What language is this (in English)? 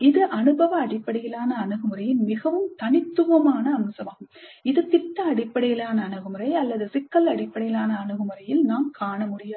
Tamil